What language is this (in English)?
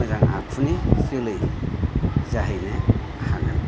Bodo